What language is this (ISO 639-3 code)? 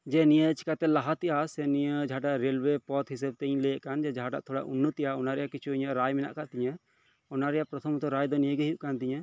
sat